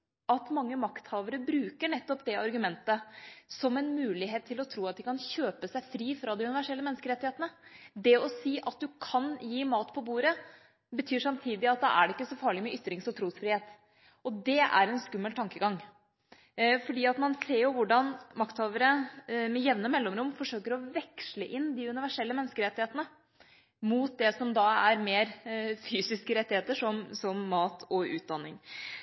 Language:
Norwegian Bokmål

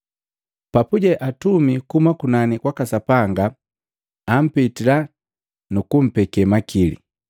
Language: Matengo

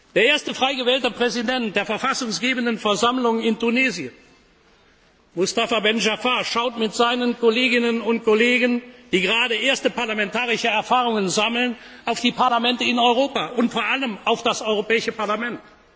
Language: German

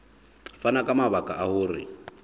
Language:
Southern Sotho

